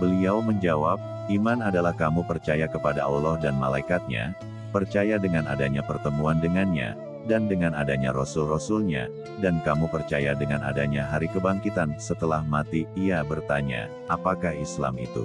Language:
Indonesian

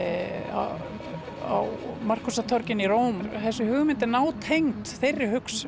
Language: Icelandic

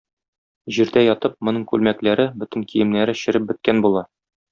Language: Tatar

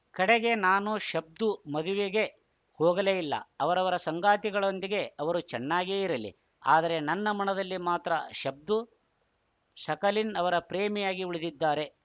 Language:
Kannada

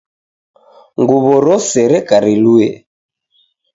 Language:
Taita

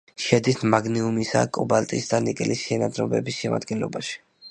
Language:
Georgian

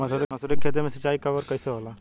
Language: Bhojpuri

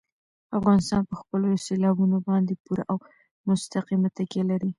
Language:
Pashto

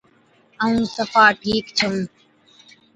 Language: Od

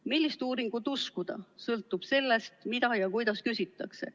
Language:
Estonian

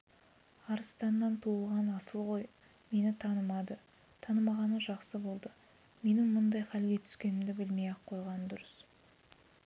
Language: Kazakh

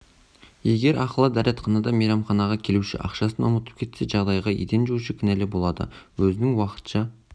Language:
Kazakh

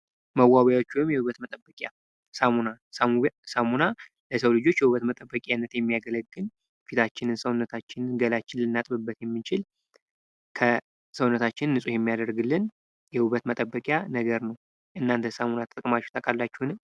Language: Amharic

